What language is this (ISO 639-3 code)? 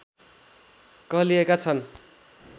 nep